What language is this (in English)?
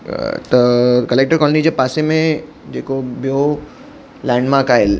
Sindhi